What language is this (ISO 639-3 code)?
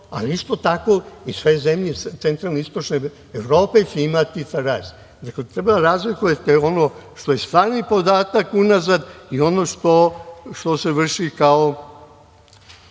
srp